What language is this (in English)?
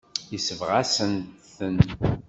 Kabyle